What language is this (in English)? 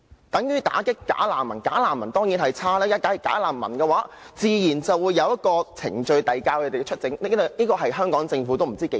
Cantonese